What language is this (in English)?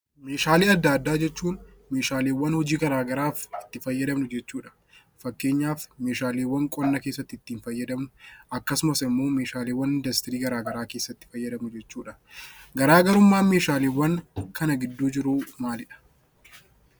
Oromo